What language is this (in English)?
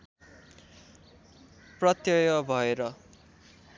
Nepali